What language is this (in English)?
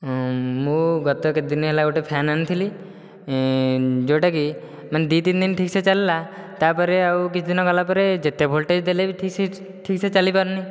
Odia